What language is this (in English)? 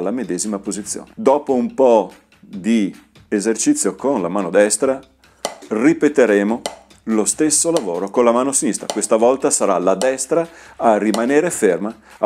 Italian